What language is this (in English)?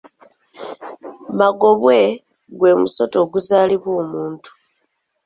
Ganda